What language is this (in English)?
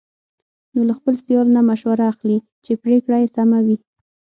Pashto